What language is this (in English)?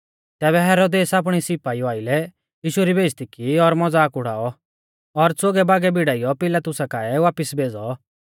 Mahasu Pahari